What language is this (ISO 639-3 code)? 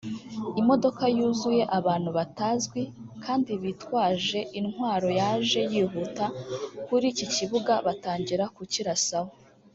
kin